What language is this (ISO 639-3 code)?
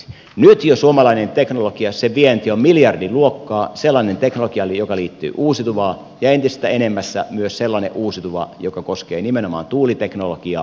fin